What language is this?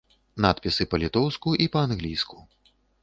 Belarusian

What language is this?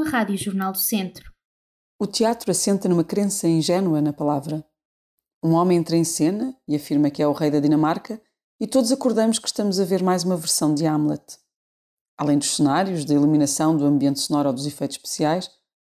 Portuguese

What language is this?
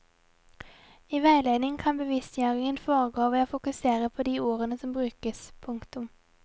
Norwegian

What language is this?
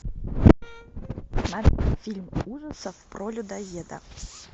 Russian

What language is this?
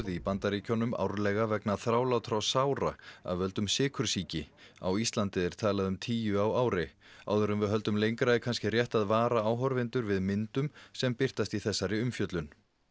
Icelandic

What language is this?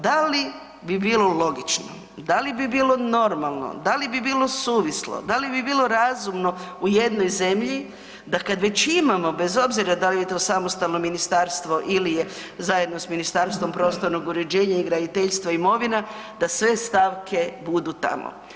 Croatian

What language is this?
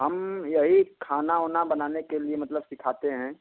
Hindi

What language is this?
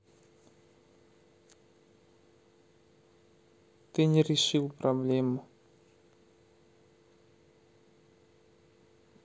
Russian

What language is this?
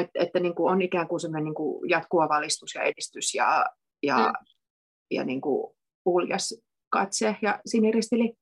Finnish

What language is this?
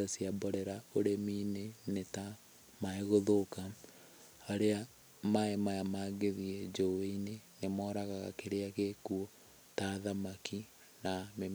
Kikuyu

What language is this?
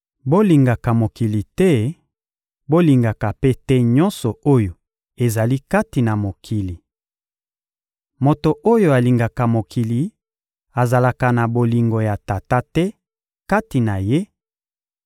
Lingala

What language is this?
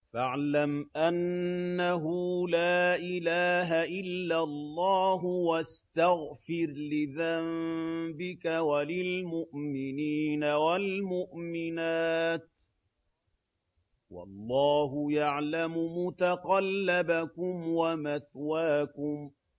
Arabic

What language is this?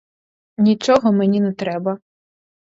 Ukrainian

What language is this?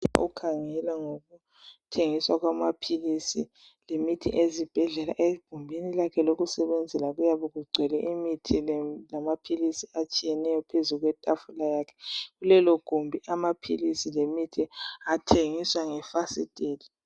North Ndebele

